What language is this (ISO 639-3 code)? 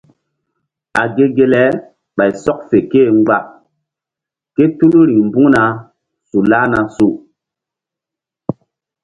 mdd